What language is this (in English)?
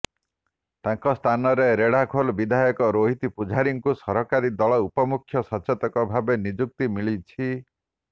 Odia